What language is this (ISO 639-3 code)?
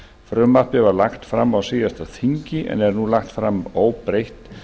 isl